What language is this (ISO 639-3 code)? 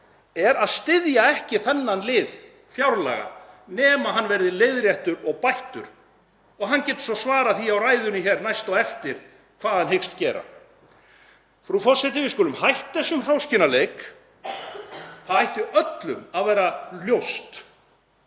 isl